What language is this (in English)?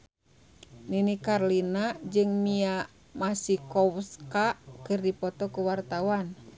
Sundanese